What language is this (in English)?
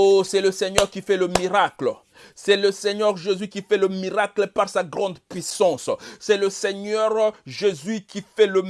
French